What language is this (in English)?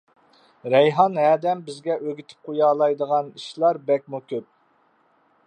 Uyghur